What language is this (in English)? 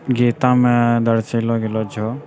Maithili